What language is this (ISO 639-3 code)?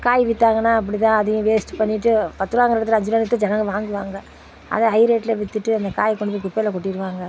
tam